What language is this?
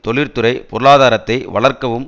Tamil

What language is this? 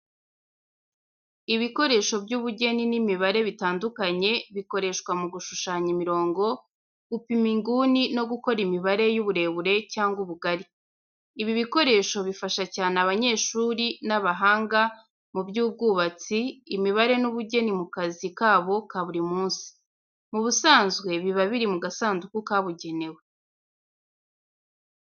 Kinyarwanda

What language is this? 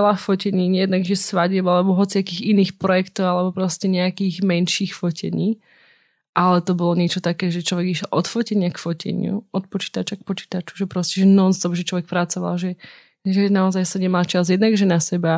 Slovak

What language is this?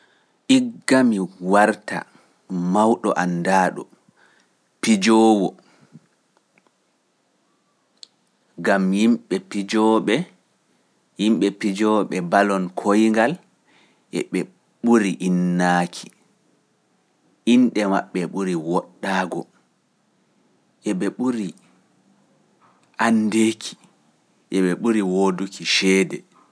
Pular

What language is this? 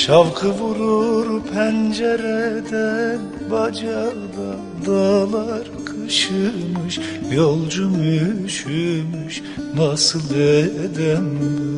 Turkish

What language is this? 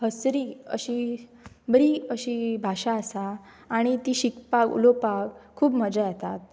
Konkani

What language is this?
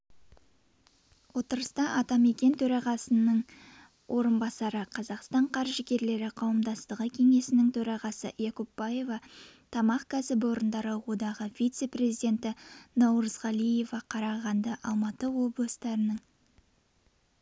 Kazakh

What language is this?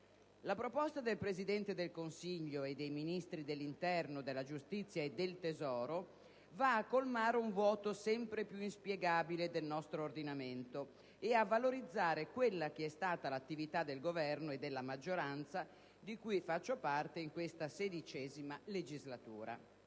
Italian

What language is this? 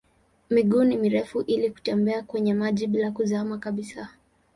Swahili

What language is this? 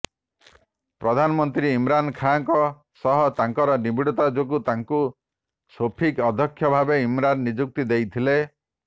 Odia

